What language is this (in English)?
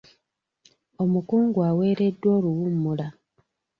Ganda